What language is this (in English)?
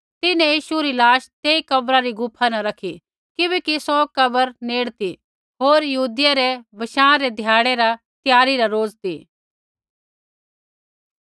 Kullu Pahari